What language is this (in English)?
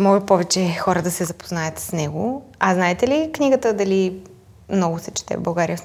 Bulgarian